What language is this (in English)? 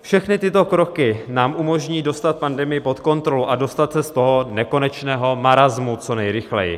Czech